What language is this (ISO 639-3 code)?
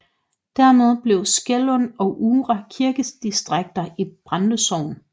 dan